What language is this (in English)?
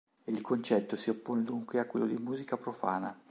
Italian